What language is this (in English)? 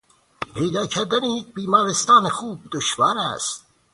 Persian